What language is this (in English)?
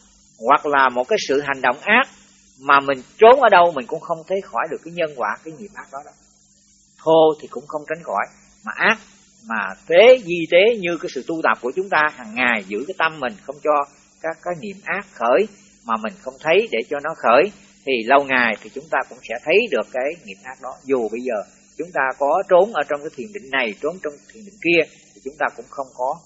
Vietnamese